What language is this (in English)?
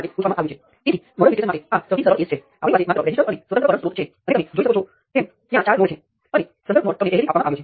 Gujarati